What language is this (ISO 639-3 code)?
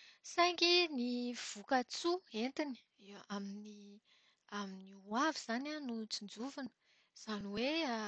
mlg